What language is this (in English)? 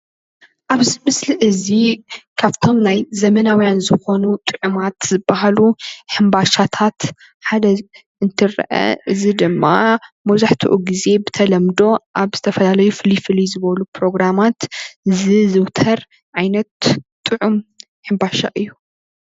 Tigrinya